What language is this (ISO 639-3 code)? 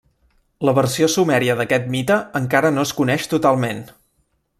cat